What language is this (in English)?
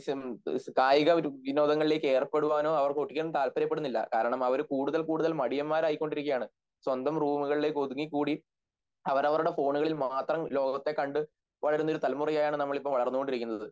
Malayalam